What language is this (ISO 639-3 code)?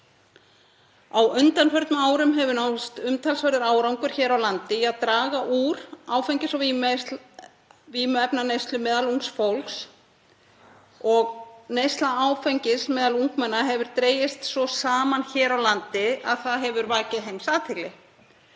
isl